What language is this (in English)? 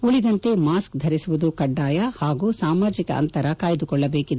Kannada